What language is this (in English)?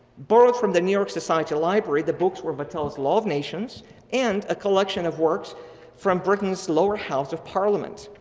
English